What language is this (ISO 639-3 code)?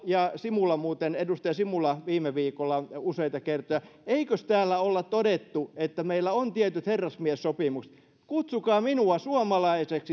fin